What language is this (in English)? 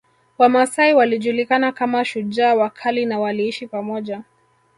Swahili